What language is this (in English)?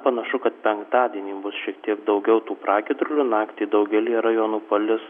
Lithuanian